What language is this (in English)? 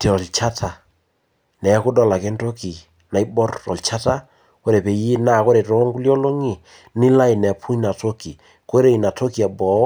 Masai